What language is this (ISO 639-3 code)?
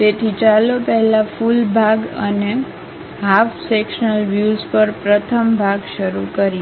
guj